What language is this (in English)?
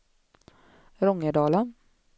Swedish